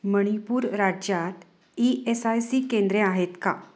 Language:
Marathi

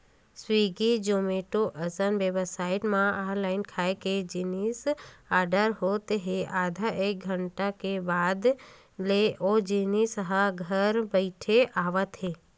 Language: Chhattisgarhi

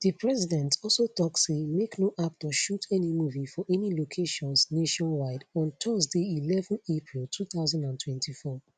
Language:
Nigerian Pidgin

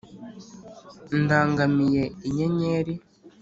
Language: Kinyarwanda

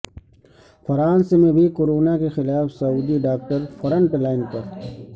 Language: Urdu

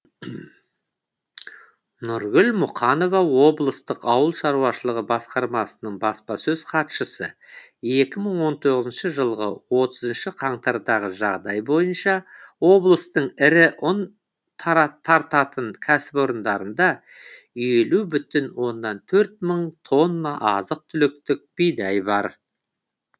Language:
Kazakh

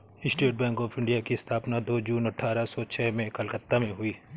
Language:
Hindi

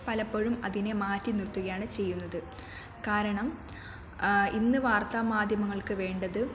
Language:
Malayalam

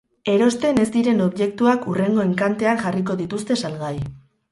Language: Basque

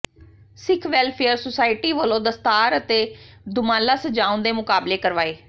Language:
Punjabi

